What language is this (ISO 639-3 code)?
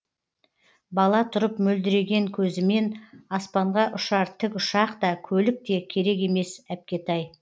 kaz